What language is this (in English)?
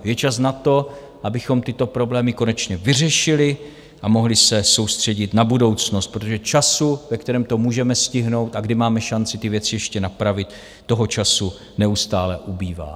Czech